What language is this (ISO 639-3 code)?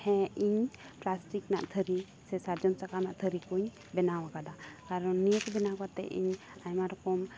sat